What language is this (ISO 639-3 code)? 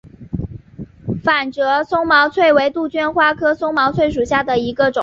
zho